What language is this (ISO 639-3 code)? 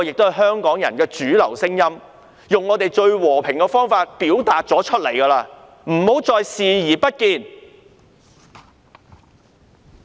yue